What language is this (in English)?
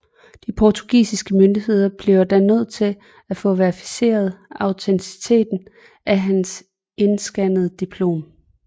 Danish